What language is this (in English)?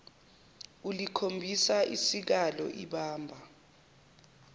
Zulu